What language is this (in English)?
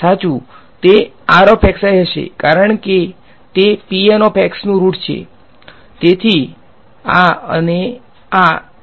Gujarati